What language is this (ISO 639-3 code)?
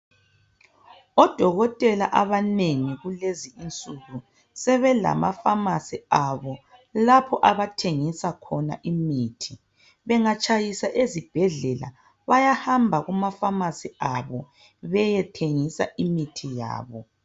nde